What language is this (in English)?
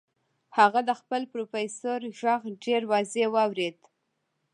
Pashto